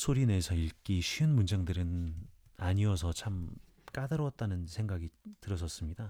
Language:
Korean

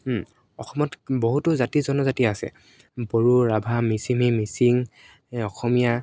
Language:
Assamese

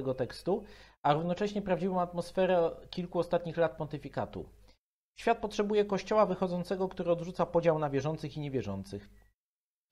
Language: Polish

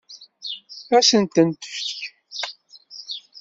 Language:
Kabyle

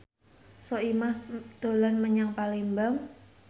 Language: Javanese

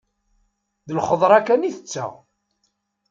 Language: Kabyle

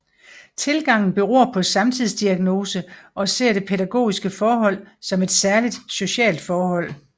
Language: Danish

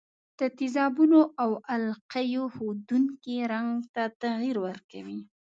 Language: Pashto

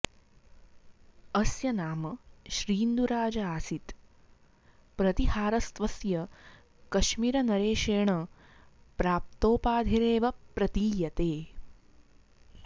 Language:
Sanskrit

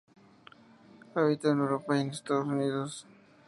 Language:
Spanish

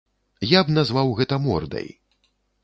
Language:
Belarusian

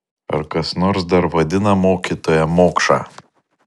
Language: Lithuanian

